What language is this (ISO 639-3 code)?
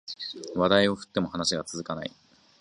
jpn